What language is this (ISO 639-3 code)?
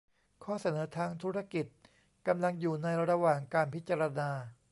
tha